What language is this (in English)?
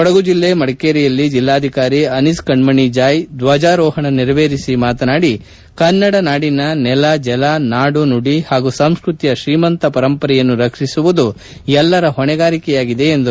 Kannada